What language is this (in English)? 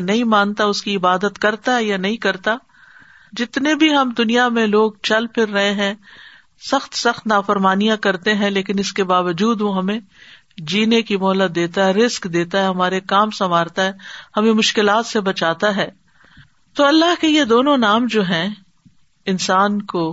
Urdu